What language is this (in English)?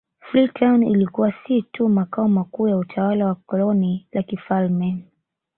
Swahili